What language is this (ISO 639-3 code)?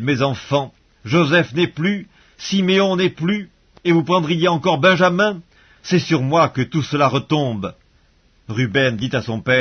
fra